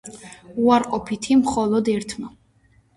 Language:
Georgian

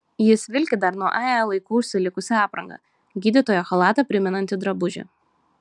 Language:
Lithuanian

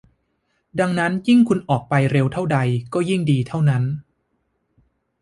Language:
Thai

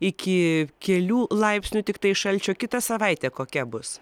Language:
Lithuanian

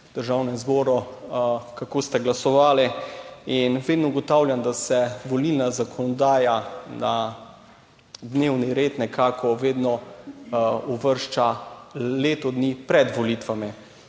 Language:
Slovenian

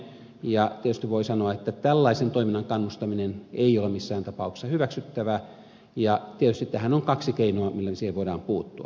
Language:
Finnish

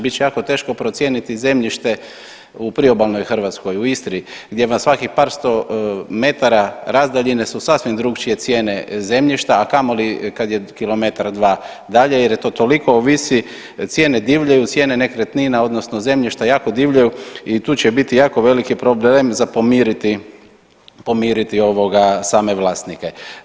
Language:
Croatian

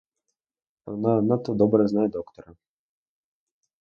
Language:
Ukrainian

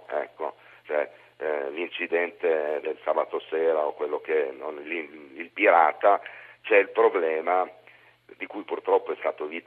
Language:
Italian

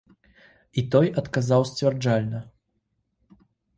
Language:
Belarusian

